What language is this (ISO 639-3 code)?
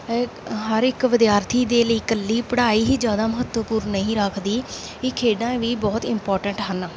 pan